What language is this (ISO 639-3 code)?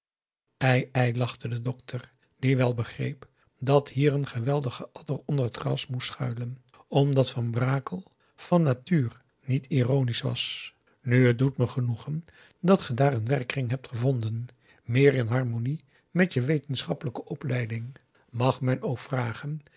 nld